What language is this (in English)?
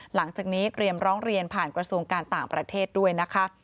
Thai